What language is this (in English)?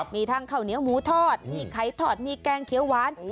Thai